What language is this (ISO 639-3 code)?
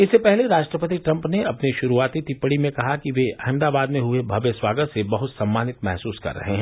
hin